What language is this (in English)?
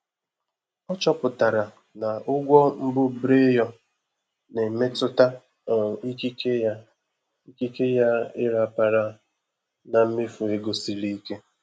Igbo